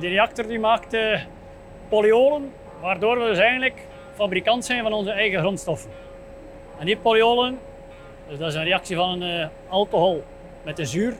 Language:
Dutch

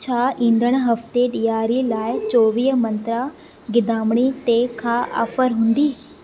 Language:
Sindhi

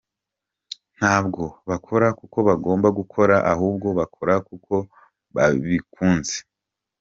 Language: Kinyarwanda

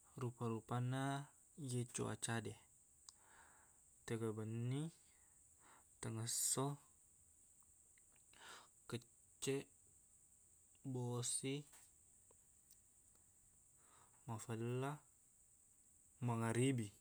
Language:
Buginese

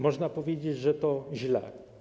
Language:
Polish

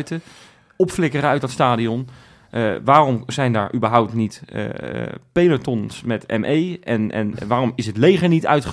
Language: Dutch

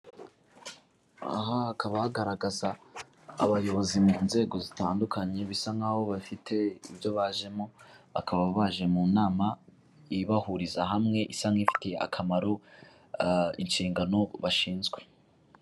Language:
Kinyarwanda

